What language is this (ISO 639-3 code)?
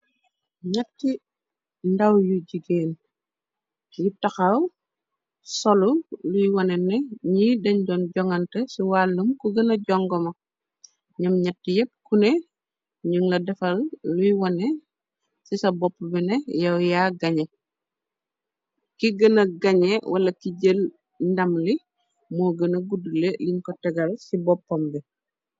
wol